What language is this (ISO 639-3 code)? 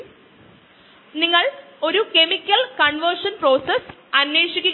mal